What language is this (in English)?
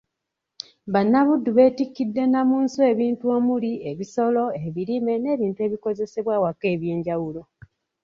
Ganda